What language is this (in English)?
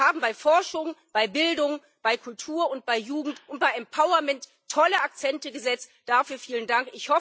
German